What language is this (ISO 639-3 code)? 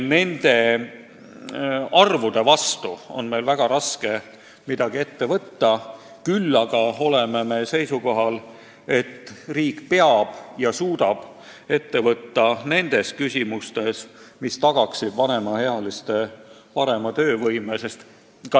est